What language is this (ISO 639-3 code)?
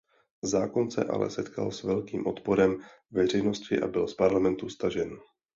ces